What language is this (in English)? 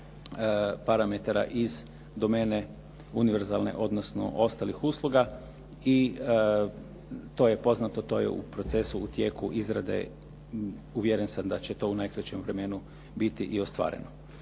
Croatian